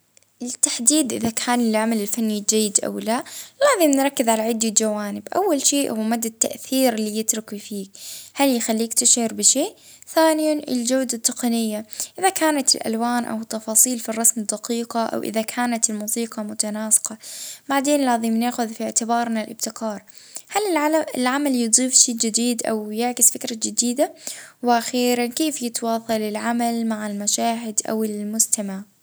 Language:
Libyan Arabic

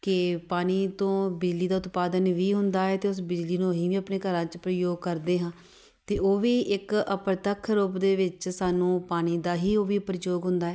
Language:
Punjabi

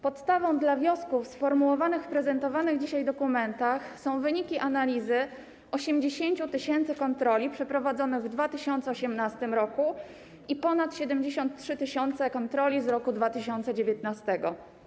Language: Polish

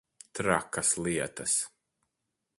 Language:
Latvian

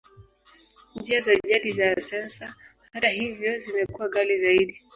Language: Swahili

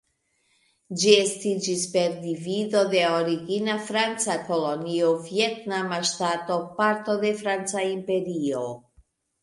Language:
Esperanto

